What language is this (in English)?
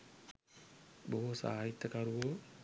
Sinhala